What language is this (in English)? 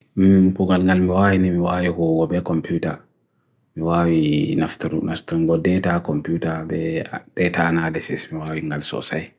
Bagirmi Fulfulde